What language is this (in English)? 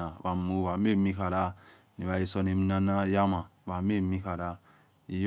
Yekhee